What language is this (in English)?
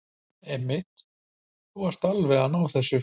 Icelandic